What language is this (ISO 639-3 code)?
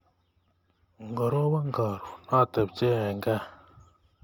kln